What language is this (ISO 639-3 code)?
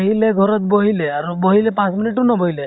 asm